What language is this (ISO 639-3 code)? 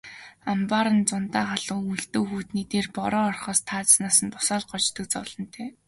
mon